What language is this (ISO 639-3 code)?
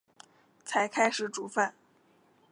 zho